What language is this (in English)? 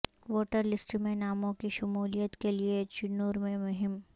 Urdu